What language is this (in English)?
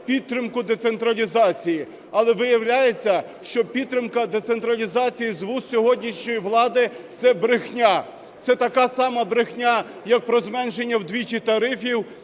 Ukrainian